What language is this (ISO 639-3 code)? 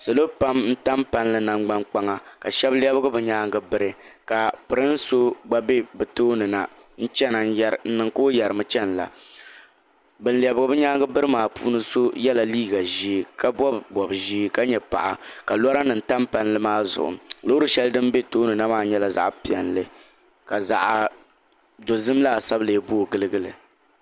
dag